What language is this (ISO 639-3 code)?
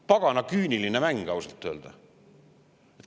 est